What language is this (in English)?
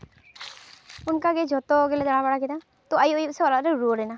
Santali